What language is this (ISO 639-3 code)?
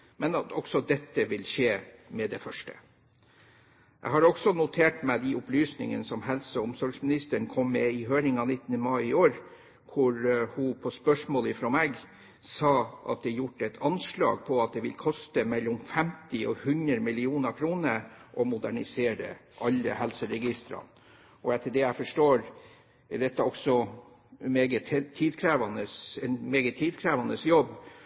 nob